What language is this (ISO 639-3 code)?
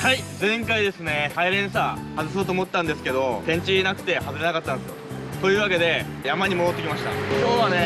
jpn